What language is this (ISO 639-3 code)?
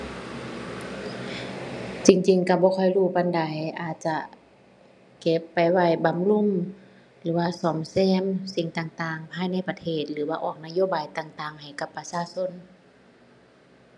tha